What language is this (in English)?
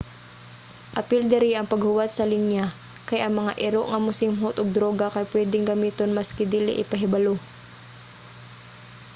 Cebuano